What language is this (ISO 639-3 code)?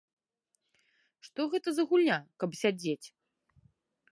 bel